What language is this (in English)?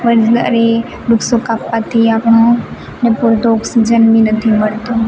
Gujarati